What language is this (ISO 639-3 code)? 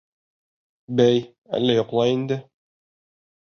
bak